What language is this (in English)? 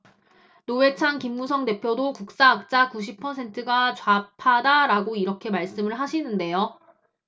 Korean